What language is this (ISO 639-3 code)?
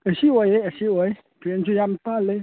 mni